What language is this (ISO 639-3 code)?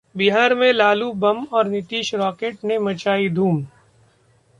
hin